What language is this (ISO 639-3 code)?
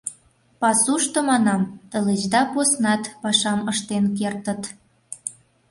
chm